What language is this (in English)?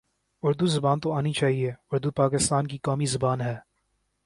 Urdu